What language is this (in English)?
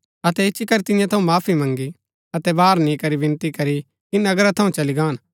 Gaddi